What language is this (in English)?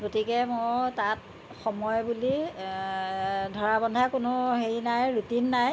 Assamese